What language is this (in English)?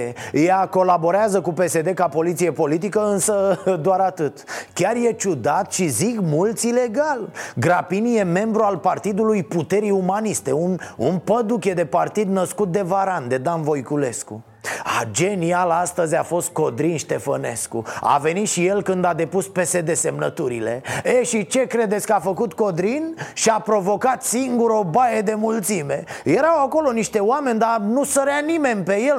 Romanian